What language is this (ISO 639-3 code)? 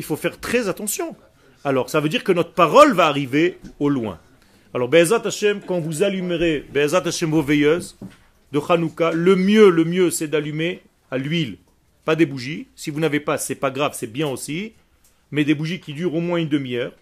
fra